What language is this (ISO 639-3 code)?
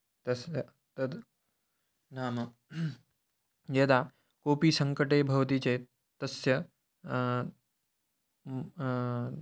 san